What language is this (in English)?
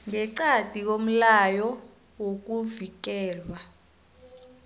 South Ndebele